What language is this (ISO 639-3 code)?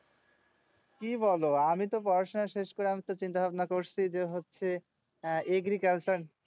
ben